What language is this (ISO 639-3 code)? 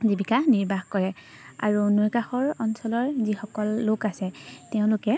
asm